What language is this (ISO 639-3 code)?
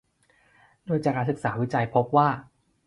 tha